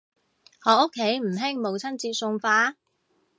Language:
Cantonese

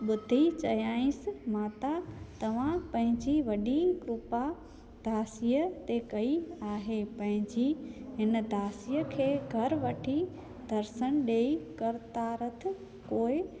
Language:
Sindhi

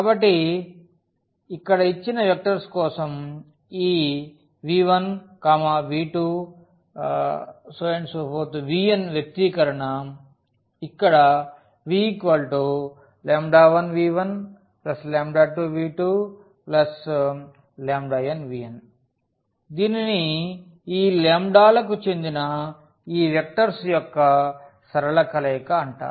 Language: Telugu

